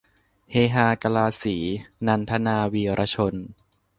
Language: Thai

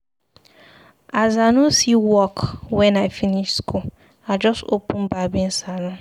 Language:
Nigerian Pidgin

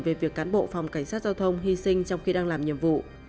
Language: Vietnamese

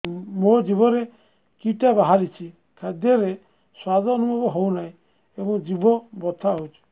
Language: Odia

